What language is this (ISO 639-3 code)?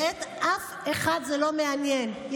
heb